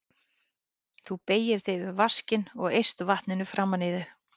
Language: Icelandic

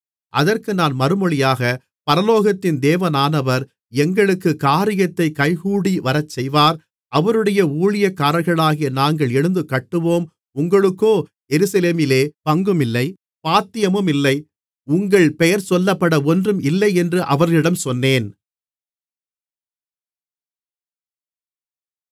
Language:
Tamil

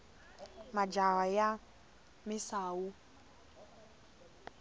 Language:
Tsonga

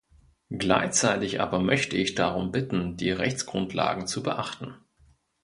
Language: German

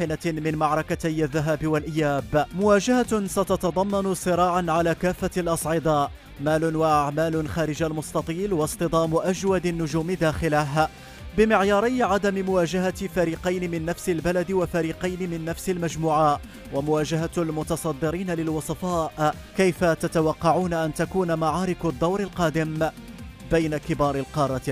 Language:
Arabic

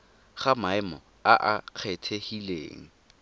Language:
Tswana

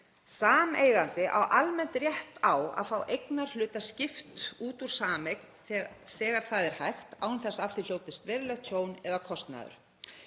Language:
Icelandic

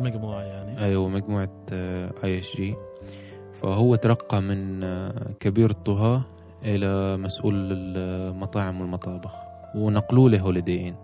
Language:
Arabic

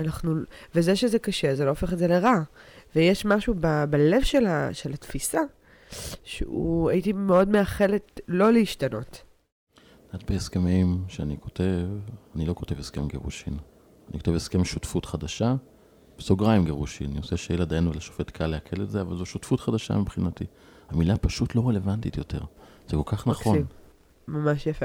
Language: Hebrew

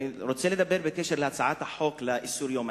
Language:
Hebrew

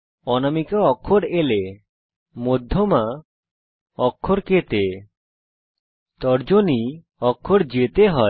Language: Bangla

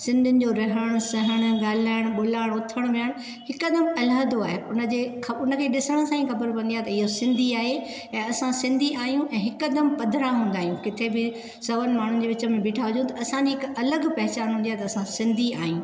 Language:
Sindhi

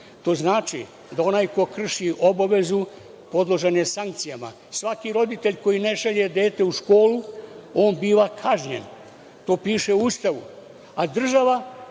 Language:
Serbian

